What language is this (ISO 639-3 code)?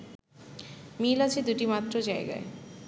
ben